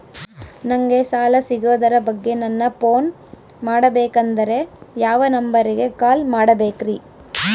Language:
Kannada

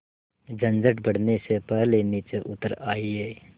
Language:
Hindi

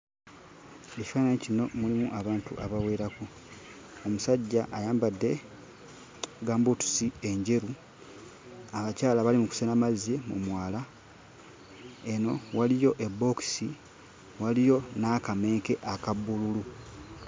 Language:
Ganda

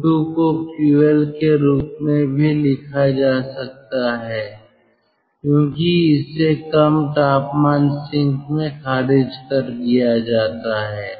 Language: Hindi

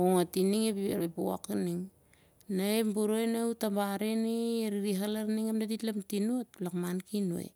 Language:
Siar-Lak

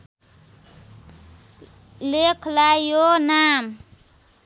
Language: Nepali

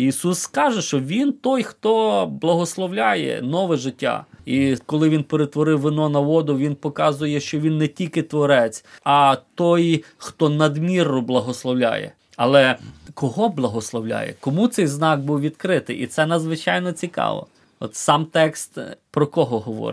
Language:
Ukrainian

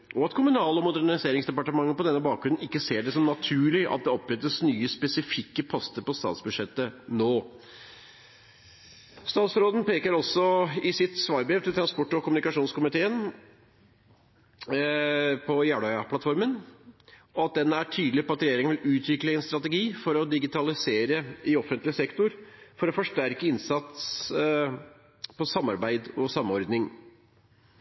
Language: Norwegian Bokmål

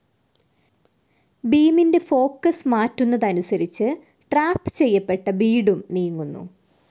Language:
Malayalam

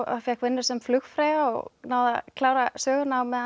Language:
Icelandic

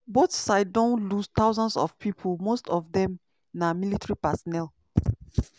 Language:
Nigerian Pidgin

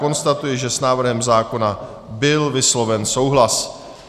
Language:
Czech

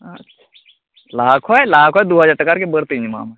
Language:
Santali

